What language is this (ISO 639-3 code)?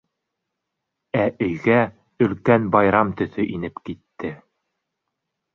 bak